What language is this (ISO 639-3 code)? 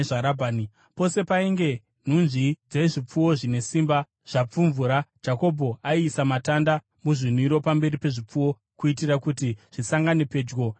sna